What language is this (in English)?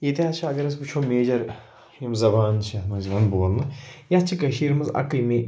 Kashmiri